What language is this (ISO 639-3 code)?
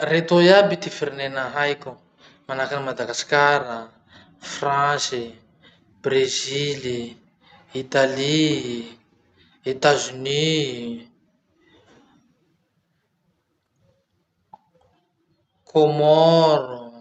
msh